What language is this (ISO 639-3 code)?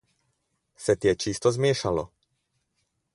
slv